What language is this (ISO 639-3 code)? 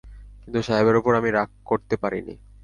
ben